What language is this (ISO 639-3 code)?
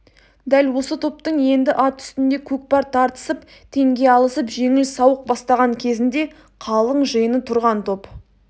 kaz